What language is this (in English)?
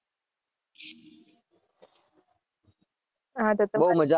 Gujarati